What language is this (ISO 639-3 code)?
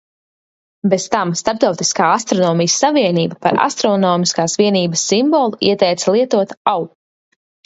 lav